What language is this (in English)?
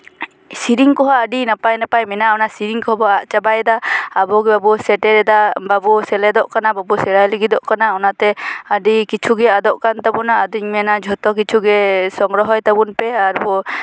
Santali